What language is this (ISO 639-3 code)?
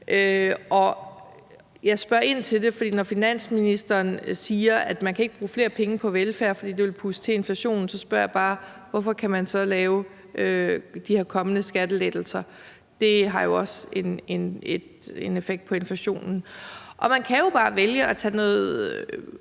dan